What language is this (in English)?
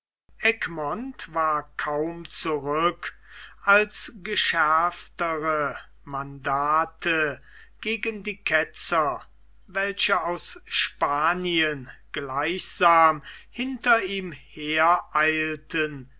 German